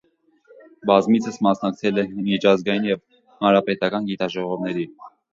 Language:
Armenian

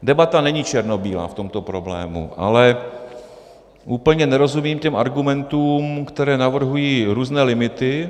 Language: Czech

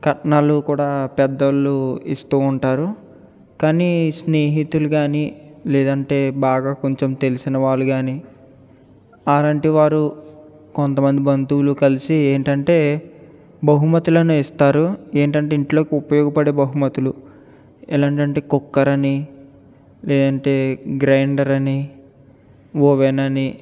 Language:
Telugu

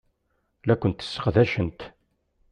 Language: Kabyle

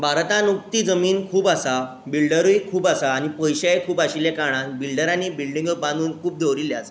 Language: Konkani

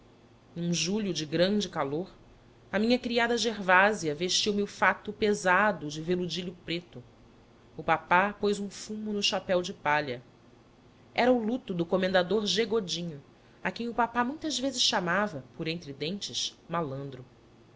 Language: Portuguese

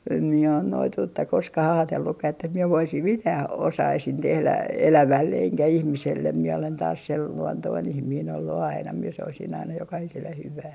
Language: Finnish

